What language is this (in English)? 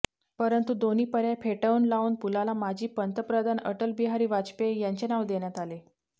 Marathi